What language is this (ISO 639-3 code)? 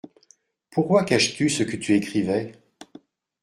fra